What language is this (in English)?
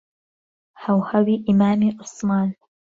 Central Kurdish